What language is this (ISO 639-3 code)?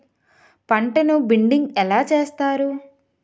tel